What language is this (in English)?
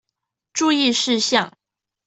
Chinese